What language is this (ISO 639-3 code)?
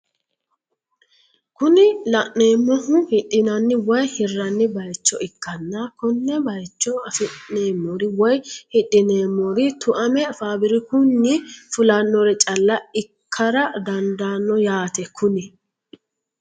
sid